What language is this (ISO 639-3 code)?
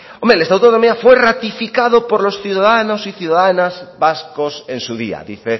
spa